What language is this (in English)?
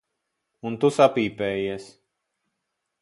Latvian